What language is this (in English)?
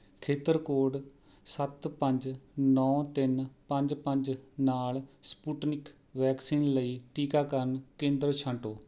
Punjabi